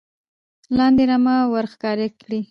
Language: Pashto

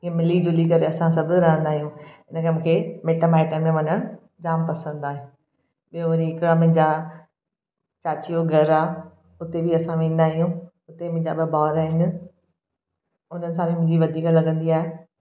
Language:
Sindhi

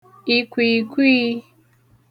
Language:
Igbo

